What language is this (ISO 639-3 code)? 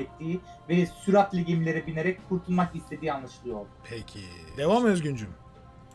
tur